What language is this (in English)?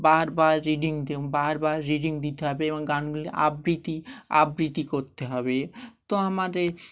Bangla